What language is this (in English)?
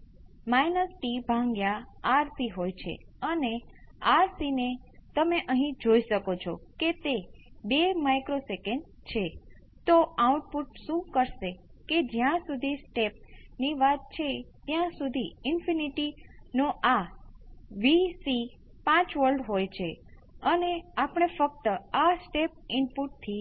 Gujarati